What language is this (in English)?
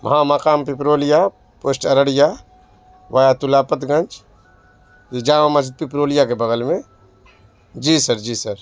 Urdu